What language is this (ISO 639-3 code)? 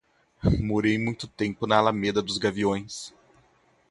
por